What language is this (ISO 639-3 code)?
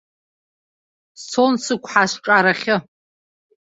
abk